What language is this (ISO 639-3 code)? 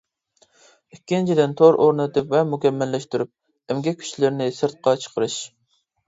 uig